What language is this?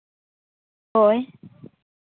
Santali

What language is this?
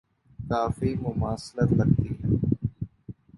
Urdu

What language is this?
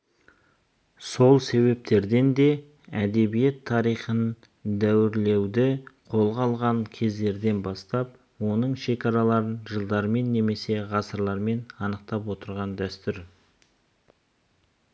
Kazakh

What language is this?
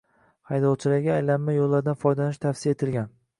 Uzbek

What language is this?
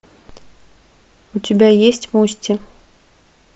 Russian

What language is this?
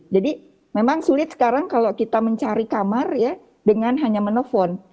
Indonesian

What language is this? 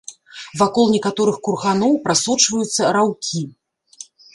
Belarusian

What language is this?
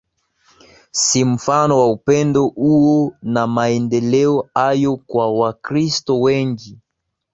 Swahili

